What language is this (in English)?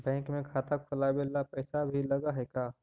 Magahi